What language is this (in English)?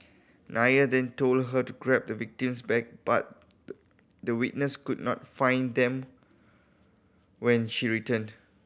English